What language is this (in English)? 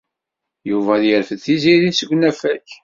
Kabyle